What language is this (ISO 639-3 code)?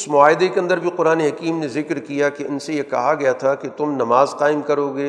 urd